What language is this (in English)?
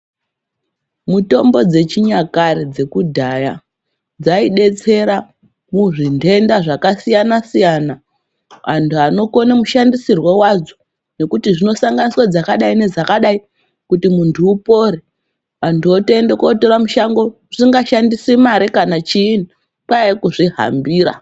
Ndau